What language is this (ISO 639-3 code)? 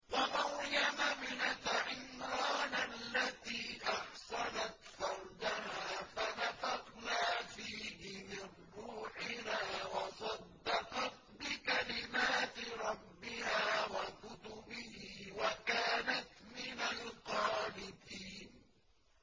ara